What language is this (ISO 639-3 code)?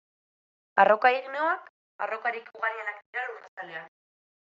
eus